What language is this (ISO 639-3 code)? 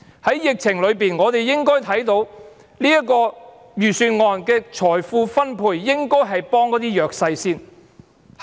yue